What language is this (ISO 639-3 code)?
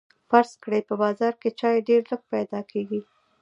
pus